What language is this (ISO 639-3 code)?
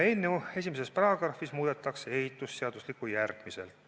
est